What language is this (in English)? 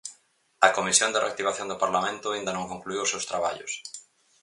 Galician